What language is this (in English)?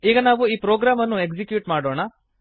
Kannada